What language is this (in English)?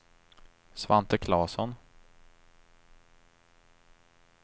Swedish